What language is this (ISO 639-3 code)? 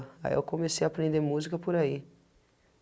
por